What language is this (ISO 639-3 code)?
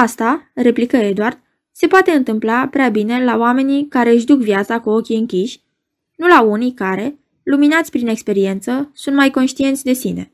ron